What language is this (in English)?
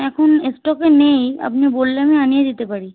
Bangla